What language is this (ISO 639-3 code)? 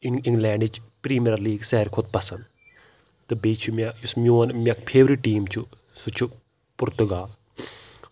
kas